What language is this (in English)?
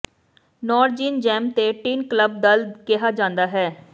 Punjabi